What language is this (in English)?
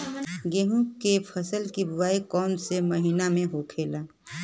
Bhojpuri